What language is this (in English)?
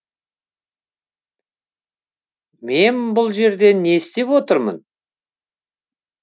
Kazakh